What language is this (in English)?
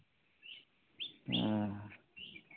Santali